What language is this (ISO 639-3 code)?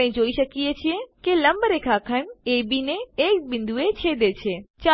guj